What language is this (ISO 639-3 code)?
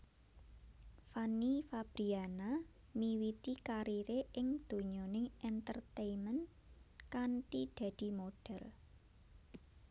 jav